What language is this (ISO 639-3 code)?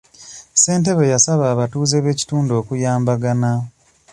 lug